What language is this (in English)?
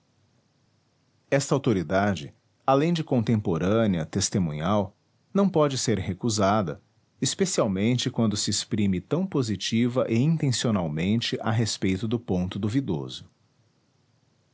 Portuguese